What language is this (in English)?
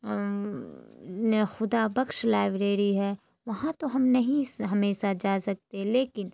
Urdu